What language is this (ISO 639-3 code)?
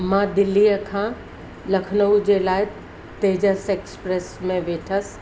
snd